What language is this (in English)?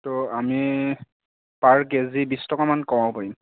Assamese